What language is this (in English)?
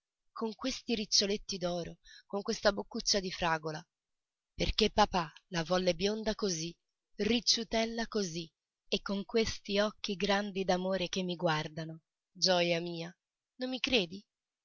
Italian